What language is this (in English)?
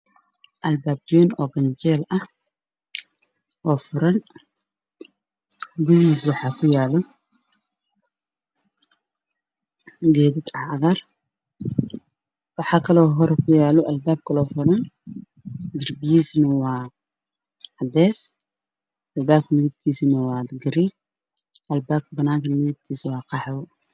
Somali